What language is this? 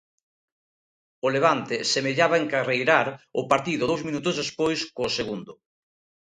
Galician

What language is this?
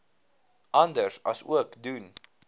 Afrikaans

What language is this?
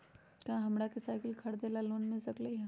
Magahi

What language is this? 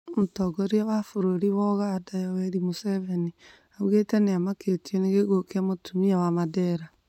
Kikuyu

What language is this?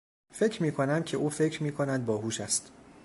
Persian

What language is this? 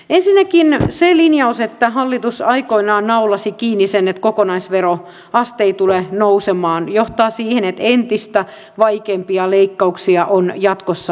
Finnish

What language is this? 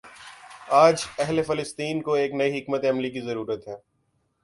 Urdu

